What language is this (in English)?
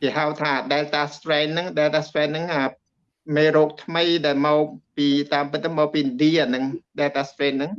Vietnamese